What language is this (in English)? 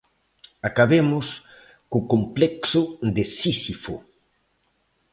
Galician